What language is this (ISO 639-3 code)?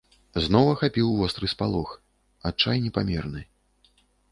bel